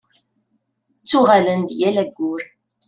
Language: Kabyle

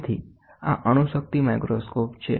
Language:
Gujarati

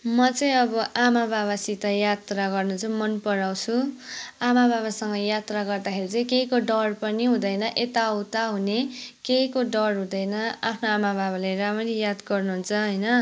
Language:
Nepali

